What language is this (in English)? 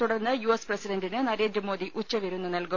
Malayalam